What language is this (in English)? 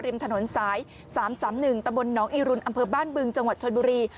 Thai